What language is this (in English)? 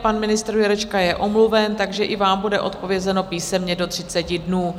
Czech